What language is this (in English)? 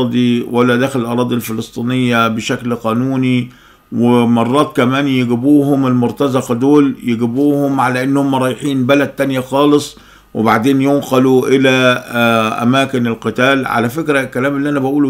Arabic